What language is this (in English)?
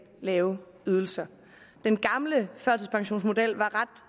Danish